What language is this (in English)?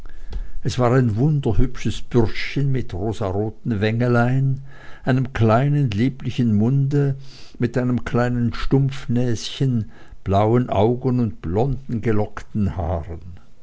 German